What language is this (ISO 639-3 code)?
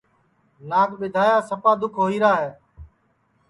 ssi